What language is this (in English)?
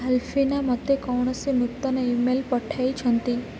Odia